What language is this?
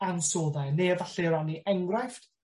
Welsh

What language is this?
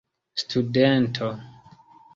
Esperanto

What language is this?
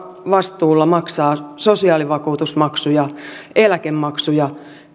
Finnish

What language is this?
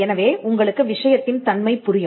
Tamil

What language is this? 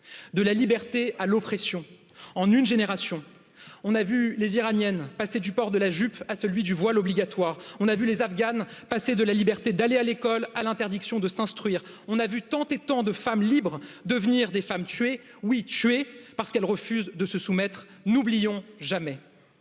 French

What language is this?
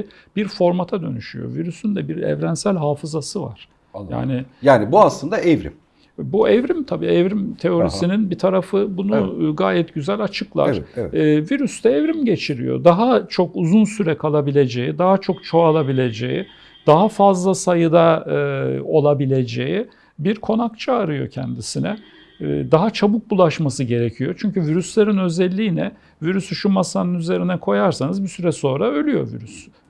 Turkish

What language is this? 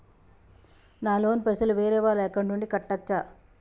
Telugu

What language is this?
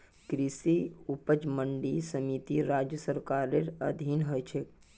Magahi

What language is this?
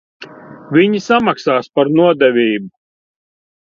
Latvian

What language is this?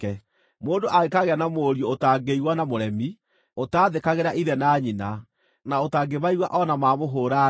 Kikuyu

